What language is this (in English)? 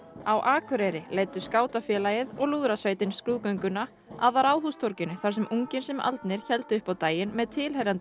Icelandic